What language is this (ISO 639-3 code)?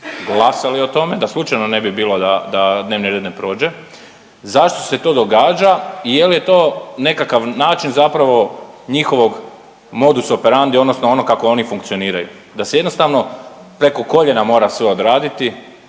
hrv